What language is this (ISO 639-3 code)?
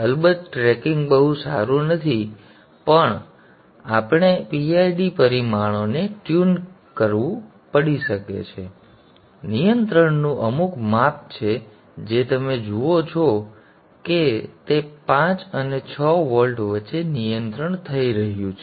guj